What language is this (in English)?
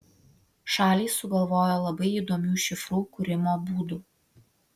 Lithuanian